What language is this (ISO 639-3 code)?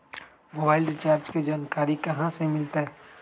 mag